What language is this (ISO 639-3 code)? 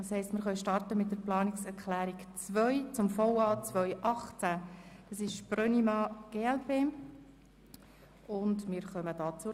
gsw